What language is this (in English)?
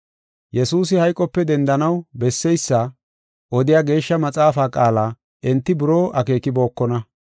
Gofa